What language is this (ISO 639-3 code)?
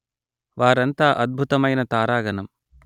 tel